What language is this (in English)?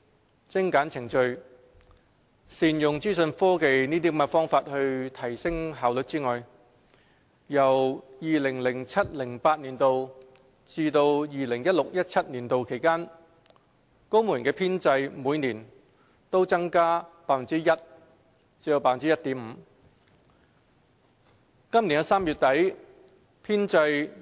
Cantonese